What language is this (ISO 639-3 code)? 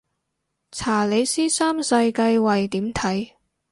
yue